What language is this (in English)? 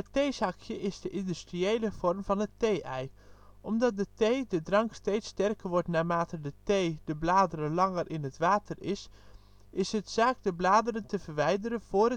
Dutch